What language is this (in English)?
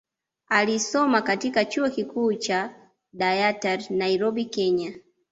Swahili